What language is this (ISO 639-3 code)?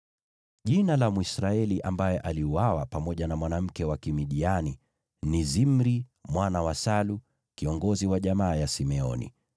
swa